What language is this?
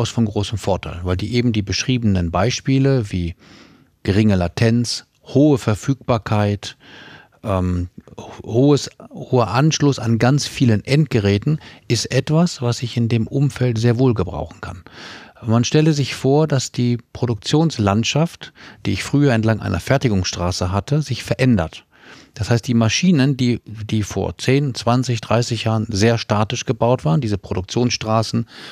German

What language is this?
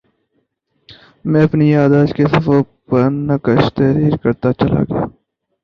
Urdu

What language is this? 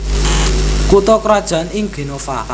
Javanese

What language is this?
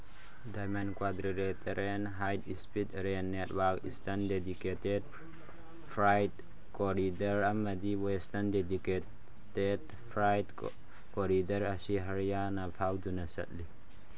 Manipuri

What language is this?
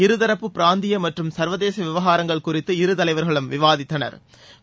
Tamil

